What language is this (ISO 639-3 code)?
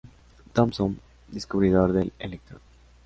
spa